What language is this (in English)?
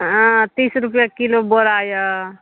Maithili